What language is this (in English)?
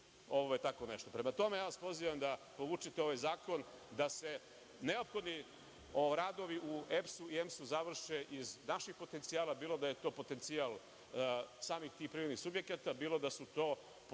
Serbian